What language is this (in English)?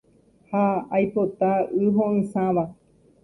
Guarani